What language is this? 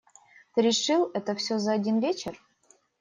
Russian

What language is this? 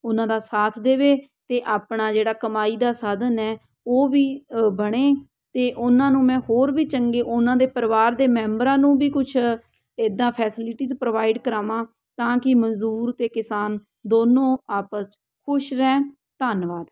Punjabi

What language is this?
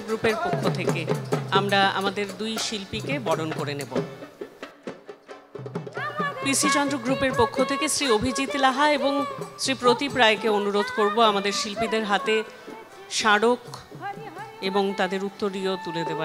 Thai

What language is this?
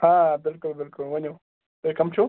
Kashmiri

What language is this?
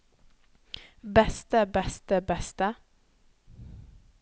Norwegian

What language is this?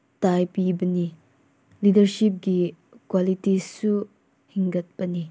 Manipuri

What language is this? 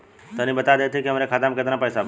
Bhojpuri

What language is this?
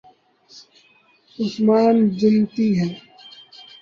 Urdu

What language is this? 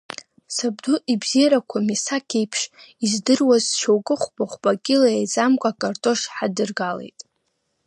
Abkhazian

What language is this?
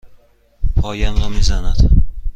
Persian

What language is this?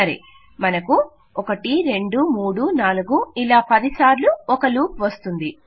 Telugu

